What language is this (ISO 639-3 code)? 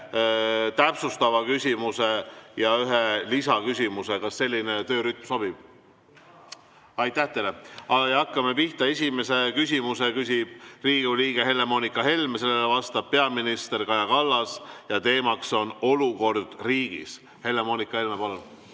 est